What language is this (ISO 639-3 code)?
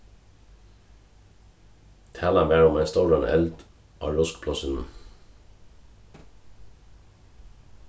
fao